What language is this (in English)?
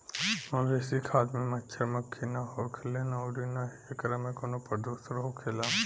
Bhojpuri